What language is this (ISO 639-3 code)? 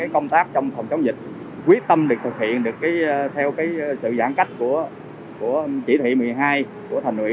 vie